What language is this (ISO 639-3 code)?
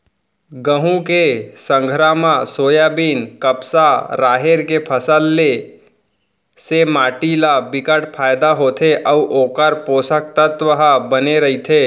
hne